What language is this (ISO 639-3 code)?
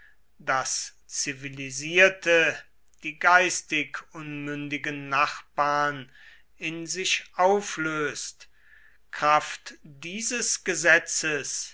deu